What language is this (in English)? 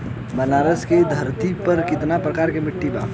Bhojpuri